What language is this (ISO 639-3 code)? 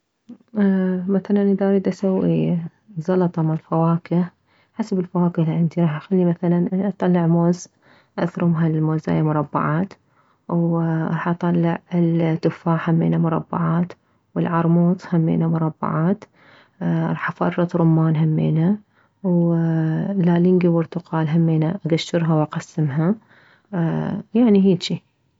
acm